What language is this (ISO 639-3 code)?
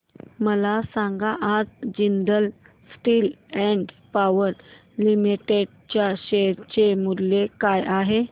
mar